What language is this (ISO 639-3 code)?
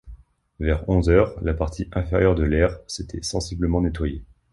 fra